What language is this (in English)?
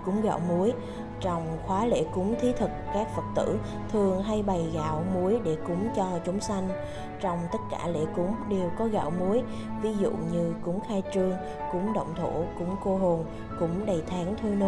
Vietnamese